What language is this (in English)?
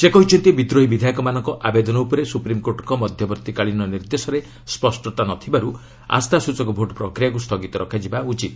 Odia